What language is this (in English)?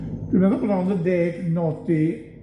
Welsh